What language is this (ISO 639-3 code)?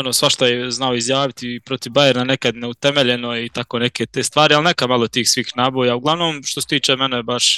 hrv